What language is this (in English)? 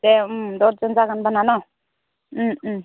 Bodo